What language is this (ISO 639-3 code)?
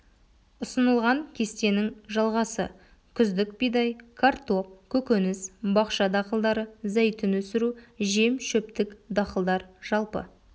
kaz